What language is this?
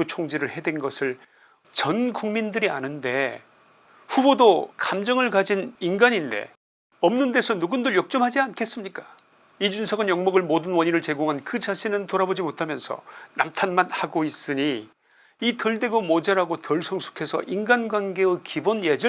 Korean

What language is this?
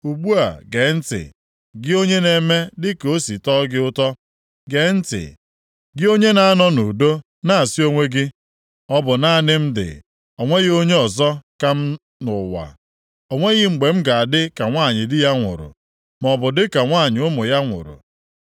Igbo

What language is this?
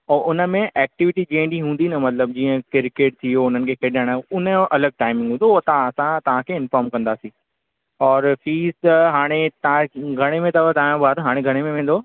Sindhi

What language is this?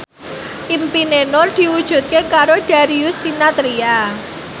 Javanese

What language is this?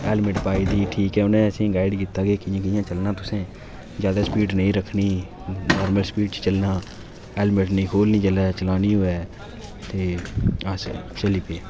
Dogri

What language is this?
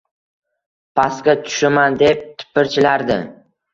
Uzbek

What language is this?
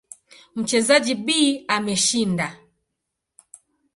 Swahili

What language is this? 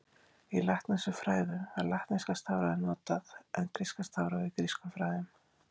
Icelandic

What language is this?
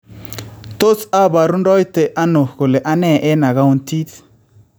Kalenjin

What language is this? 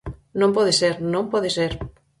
Galician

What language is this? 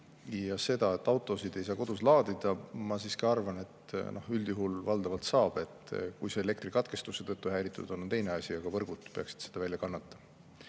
Estonian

